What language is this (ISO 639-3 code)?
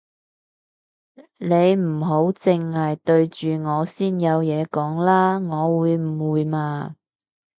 yue